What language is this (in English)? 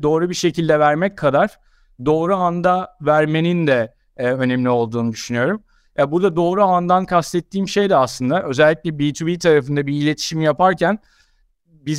Turkish